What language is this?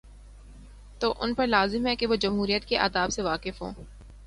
Urdu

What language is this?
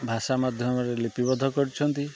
Odia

